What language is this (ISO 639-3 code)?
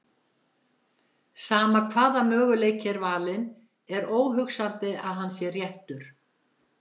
isl